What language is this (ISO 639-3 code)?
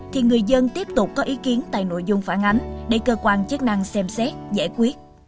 vie